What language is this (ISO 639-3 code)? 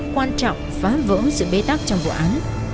vie